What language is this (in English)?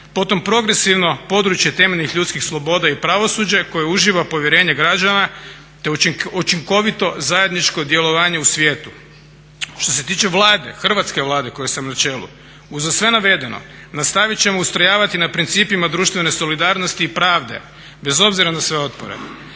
Croatian